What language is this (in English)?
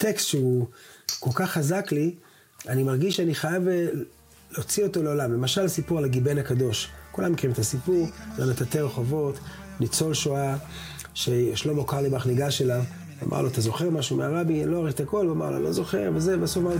Hebrew